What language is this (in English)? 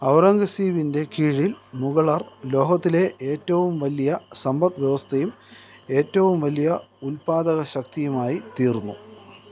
Malayalam